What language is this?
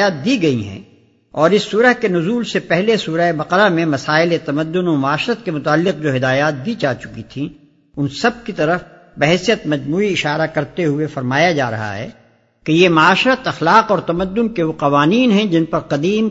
Urdu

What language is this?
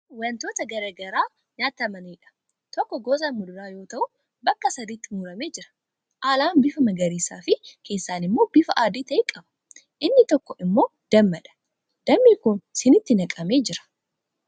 Oromo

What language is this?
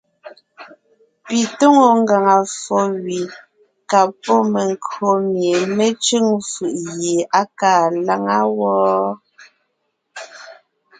Ngiemboon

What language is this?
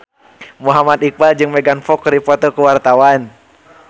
Sundanese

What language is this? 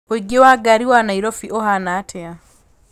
Kikuyu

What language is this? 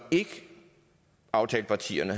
Danish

